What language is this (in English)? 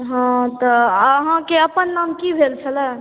Maithili